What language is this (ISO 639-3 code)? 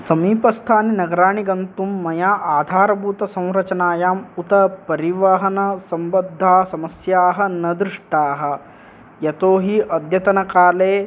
san